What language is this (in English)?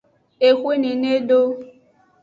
Aja (Benin)